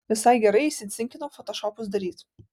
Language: Lithuanian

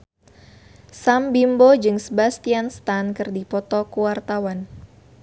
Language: Sundanese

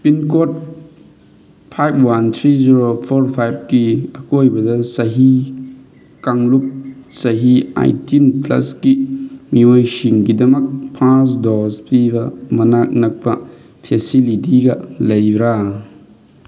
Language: Manipuri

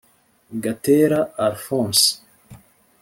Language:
Kinyarwanda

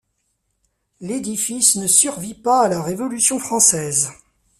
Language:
French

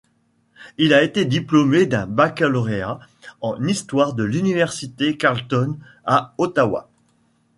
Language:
French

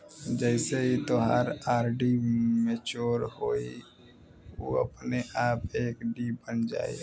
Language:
Bhojpuri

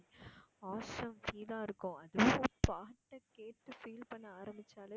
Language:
Tamil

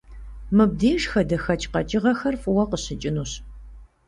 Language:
Kabardian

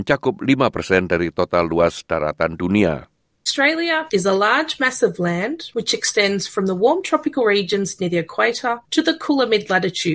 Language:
Indonesian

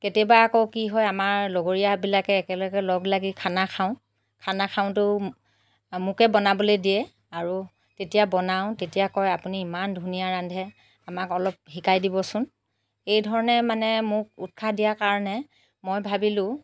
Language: Assamese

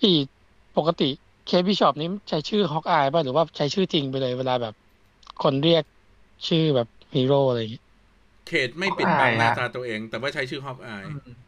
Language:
Thai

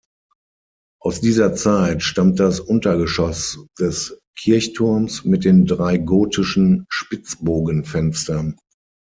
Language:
German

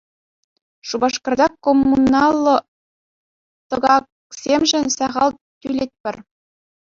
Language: Chuvash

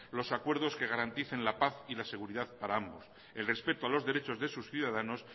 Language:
Spanish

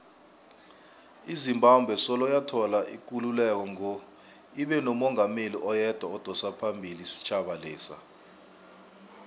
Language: South Ndebele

